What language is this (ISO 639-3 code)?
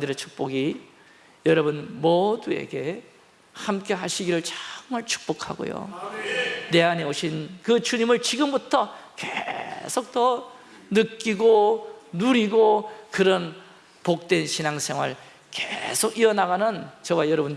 kor